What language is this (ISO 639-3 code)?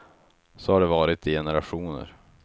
swe